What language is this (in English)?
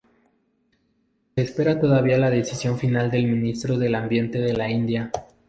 Spanish